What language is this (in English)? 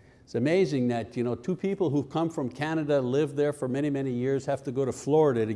English